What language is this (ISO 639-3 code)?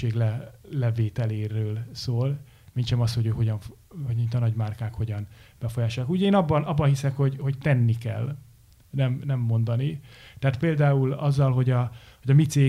hun